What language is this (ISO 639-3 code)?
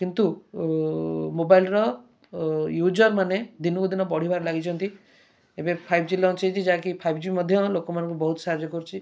ori